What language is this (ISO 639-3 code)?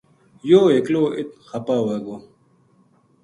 gju